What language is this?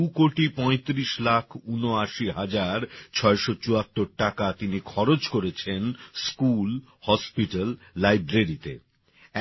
Bangla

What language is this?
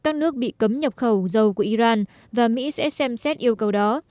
Vietnamese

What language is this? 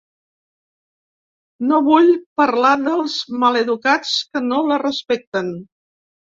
Catalan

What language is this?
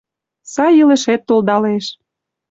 Mari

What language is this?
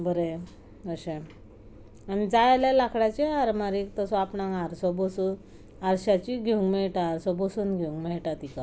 Konkani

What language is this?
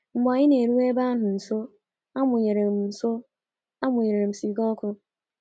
Igbo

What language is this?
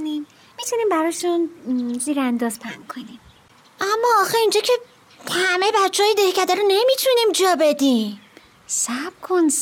Persian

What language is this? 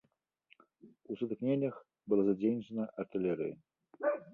Belarusian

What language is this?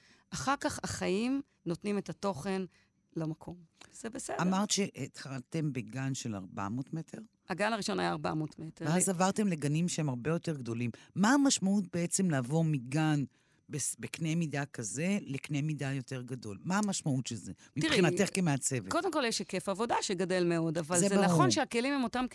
Hebrew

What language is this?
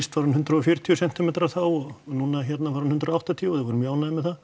Icelandic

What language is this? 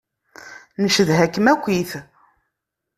Kabyle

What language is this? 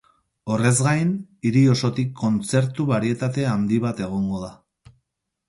Basque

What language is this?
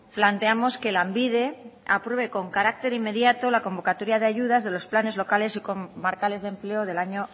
Spanish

